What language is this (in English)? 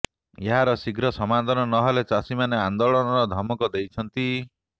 Odia